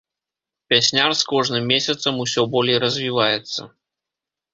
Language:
Belarusian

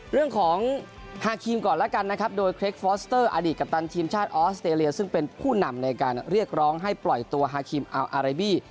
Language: Thai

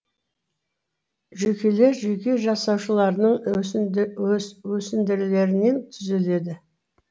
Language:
Kazakh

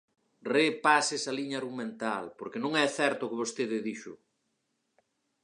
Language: Galician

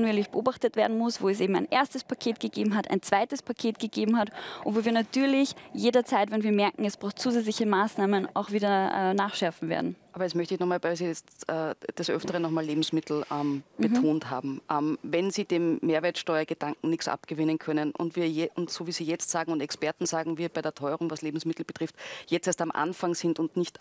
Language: German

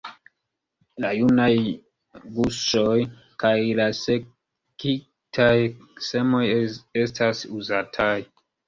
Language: Esperanto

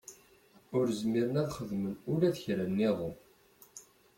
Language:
Kabyle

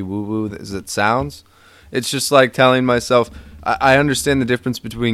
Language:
English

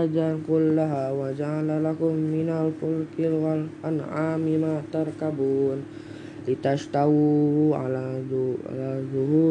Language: Indonesian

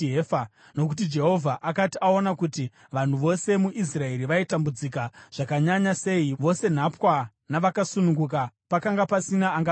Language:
Shona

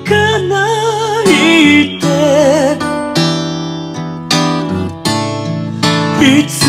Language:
Japanese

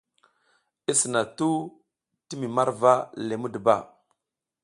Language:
South Giziga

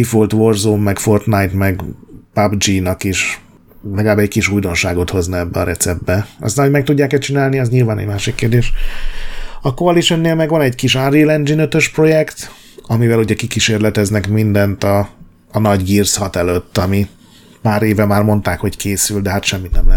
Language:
Hungarian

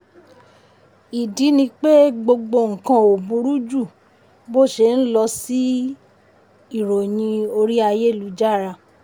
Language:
Yoruba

